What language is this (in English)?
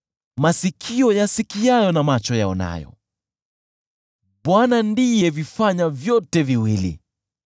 Swahili